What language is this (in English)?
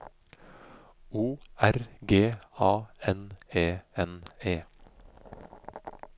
Norwegian